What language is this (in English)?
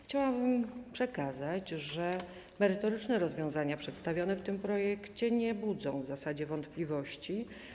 Polish